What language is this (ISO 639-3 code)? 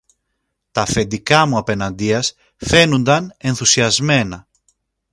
ell